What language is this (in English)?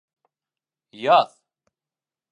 Bashkir